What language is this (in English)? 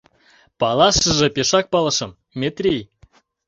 Mari